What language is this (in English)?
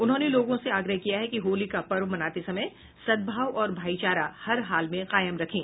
Hindi